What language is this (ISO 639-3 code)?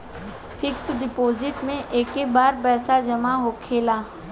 bho